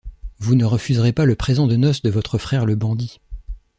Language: French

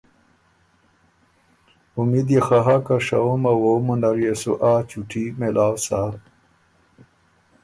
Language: Ormuri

